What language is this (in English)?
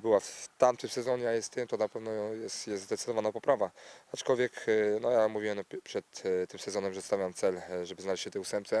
Polish